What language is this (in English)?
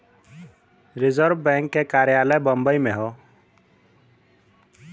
Bhojpuri